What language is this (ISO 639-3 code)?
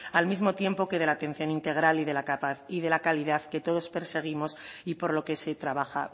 spa